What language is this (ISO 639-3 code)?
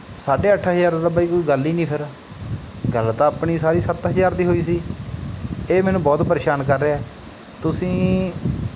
pan